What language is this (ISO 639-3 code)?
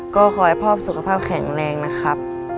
tha